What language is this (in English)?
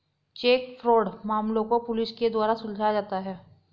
Hindi